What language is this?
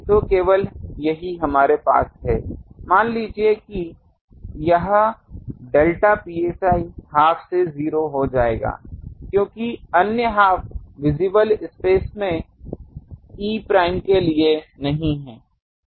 Hindi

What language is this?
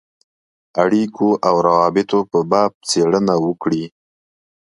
Pashto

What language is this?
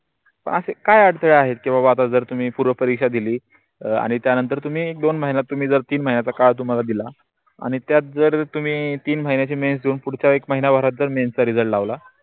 Marathi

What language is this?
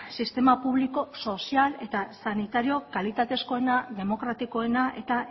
Basque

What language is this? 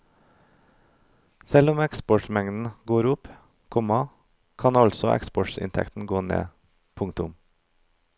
Norwegian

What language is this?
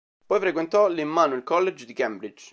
Italian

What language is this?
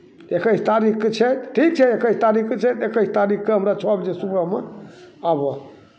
Maithili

